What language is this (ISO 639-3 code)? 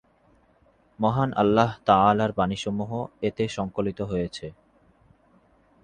ben